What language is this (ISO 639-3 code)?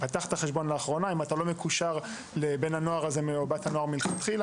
heb